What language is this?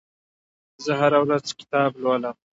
Pashto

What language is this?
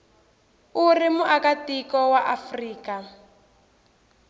Tsonga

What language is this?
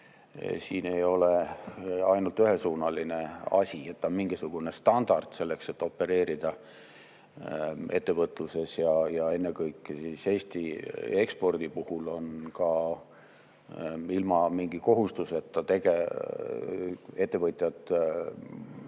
Estonian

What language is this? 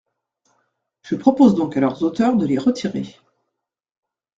French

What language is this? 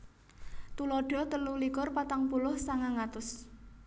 Javanese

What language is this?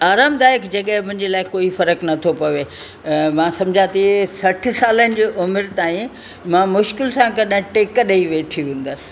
Sindhi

